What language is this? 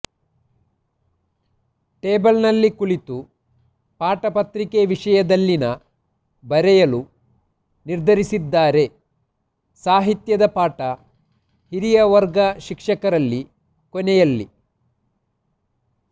Kannada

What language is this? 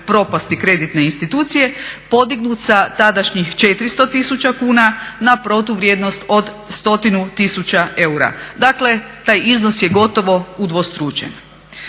Croatian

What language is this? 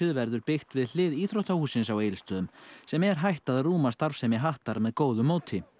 Icelandic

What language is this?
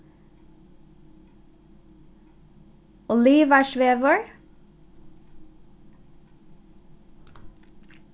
Faroese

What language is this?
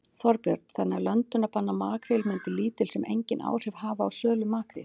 Icelandic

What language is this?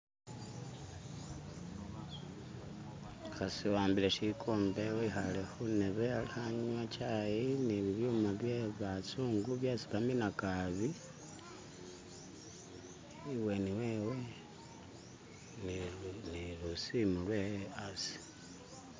Masaaba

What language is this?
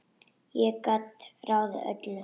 Icelandic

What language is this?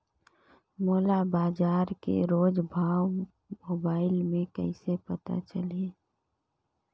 Chhattisgarhi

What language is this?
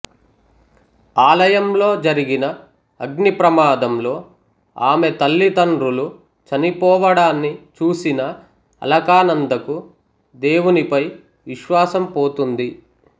Telugu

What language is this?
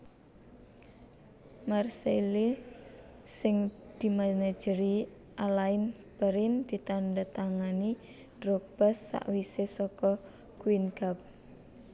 Javanese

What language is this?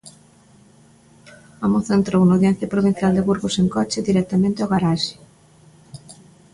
Galician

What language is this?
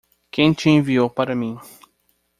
Portuguese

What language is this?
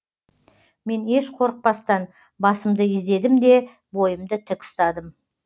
Kazakh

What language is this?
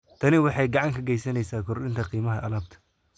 Somali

